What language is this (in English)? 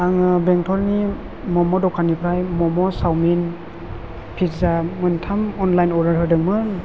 Bodo